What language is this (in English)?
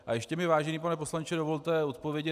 Czech